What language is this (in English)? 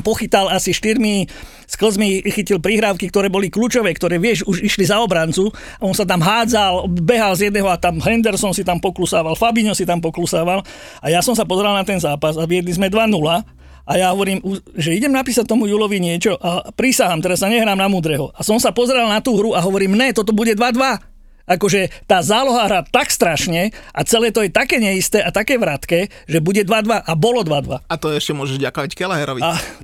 Slovak